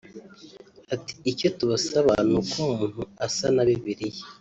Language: Kinyarwanda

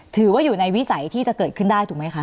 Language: Thai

